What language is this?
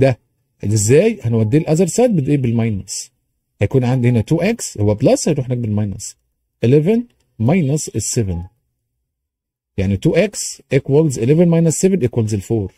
Arabic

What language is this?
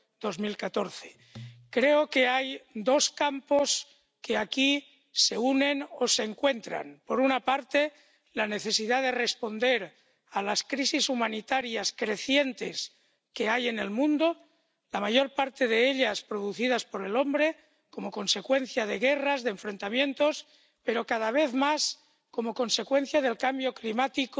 Spanish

